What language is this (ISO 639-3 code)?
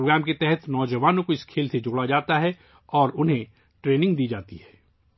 urd